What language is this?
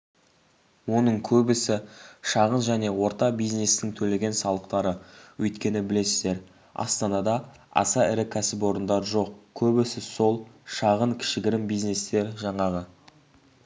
Kazakh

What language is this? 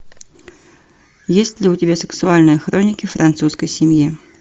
Russian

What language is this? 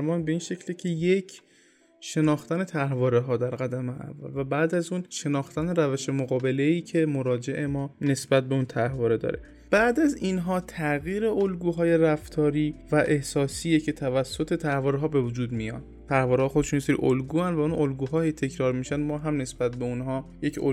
Persian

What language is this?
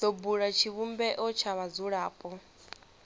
Venda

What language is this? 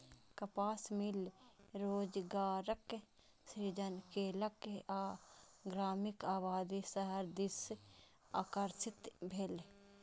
Maithili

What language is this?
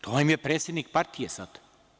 Serbian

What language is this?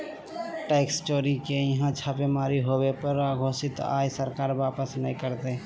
Magahi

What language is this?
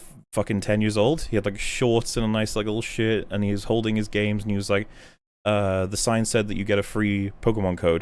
English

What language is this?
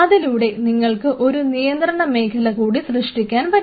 Malayalam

